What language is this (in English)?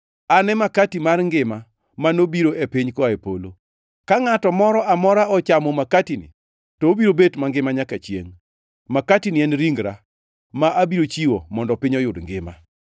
Luo (Kenya and Tanzania)